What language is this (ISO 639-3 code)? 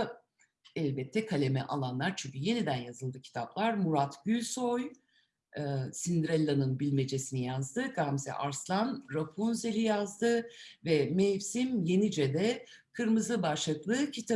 tur